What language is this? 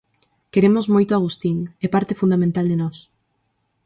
Galician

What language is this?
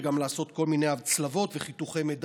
Hebrew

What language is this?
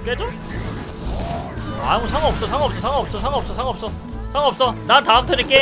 Korean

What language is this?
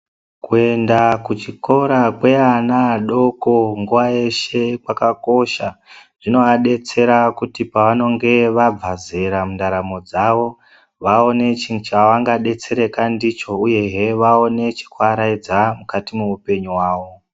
Ndau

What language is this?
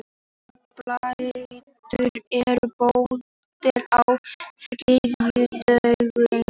Icelandic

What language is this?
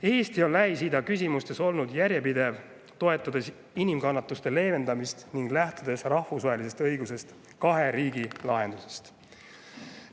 Estonian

